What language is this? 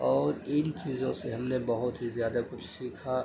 Urdu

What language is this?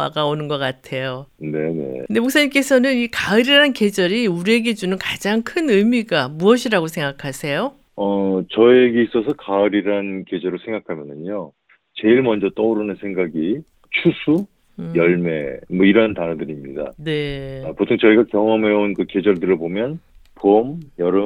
Korean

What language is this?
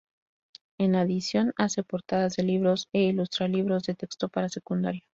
Spanish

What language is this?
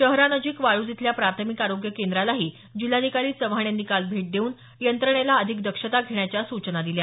Marathi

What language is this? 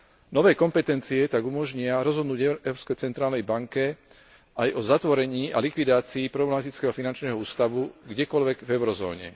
Slovak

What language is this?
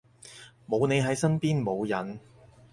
Cantonese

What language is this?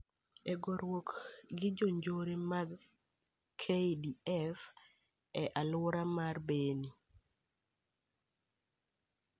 Luo (Kenya and Tanzania)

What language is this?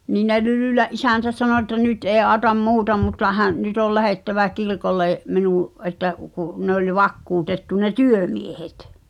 Finnish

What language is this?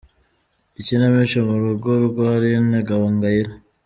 Kinyarwanda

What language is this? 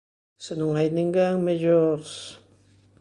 Galician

